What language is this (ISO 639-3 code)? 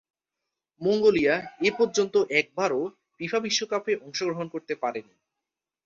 ben